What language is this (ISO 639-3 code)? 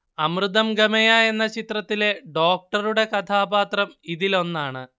mal